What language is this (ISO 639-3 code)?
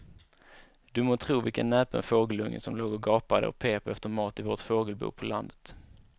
swe